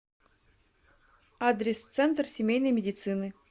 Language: Russian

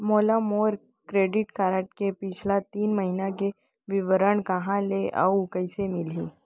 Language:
Chhattisgarhi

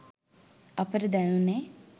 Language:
Sinhala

